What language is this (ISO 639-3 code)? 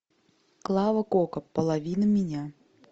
rus